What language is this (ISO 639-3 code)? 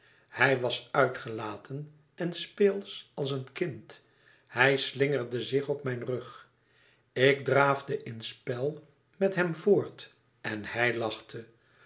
nld